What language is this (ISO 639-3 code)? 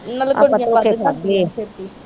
pan